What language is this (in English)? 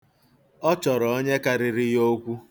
Igbo